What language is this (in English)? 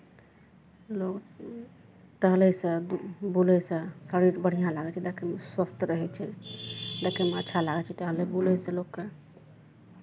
Maithili